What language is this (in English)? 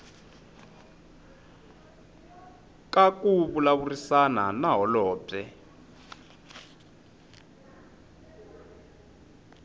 Tsonga